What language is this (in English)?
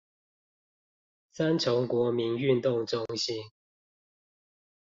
Chinese